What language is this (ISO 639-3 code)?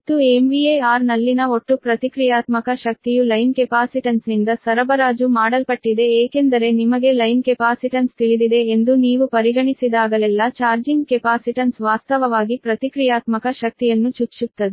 kan